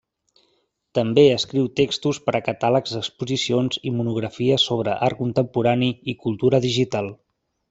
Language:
Catalan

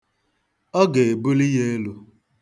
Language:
Igbo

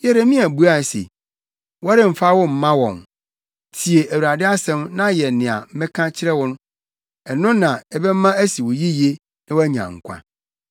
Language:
Akan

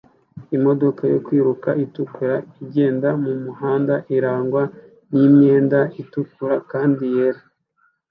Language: Kinyarwanda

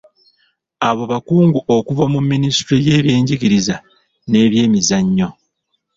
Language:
Ganda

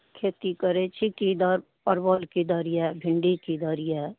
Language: Maithili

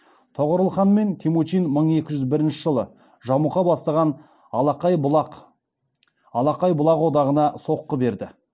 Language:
Kazakh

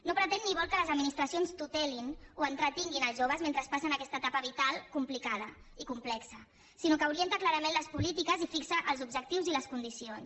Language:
Catalan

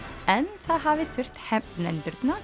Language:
Icelandic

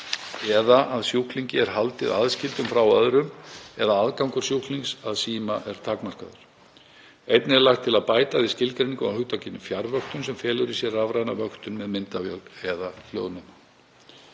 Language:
Icelandic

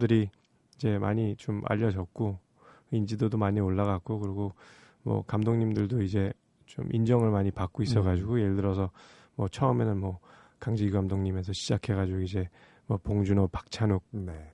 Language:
Korean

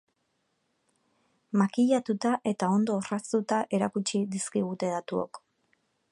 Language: Basque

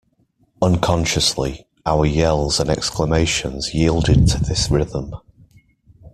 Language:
English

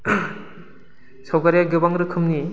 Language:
Bodo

